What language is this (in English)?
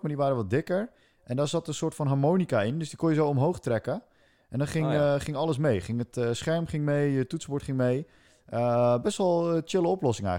Dutch